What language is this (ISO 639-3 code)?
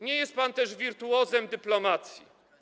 pol